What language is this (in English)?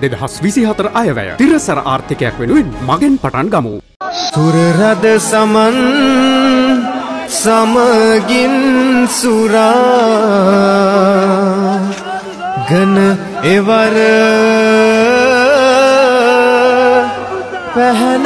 Romanian